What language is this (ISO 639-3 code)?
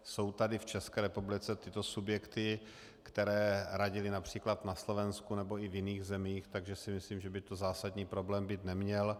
ces